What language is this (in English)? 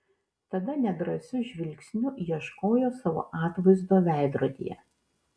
Lithuanian